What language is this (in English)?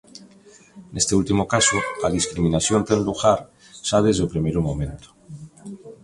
Galician